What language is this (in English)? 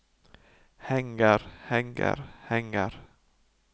Norwegian